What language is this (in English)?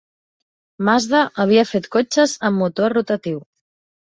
Catalan